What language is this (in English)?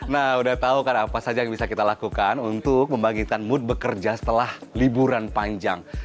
Indonesian